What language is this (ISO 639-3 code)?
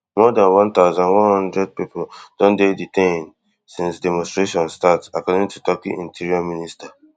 pcm